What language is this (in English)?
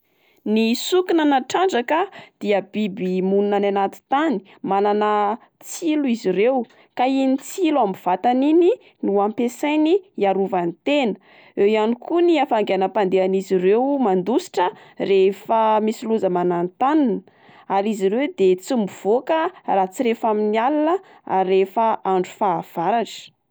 Malagasy